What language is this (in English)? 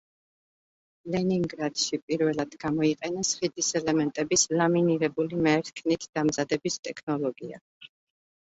Georgian